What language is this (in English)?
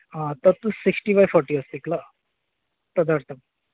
Sanskrit